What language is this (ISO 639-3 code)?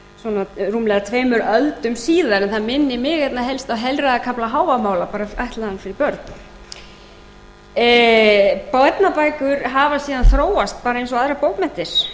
isl